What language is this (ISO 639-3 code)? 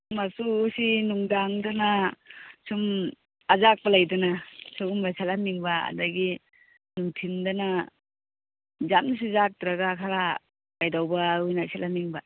mni